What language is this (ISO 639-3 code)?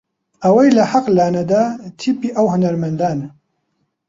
ckb